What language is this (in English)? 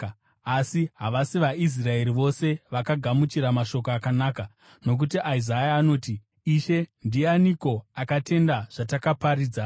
Shona